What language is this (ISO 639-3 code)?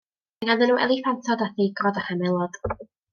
cym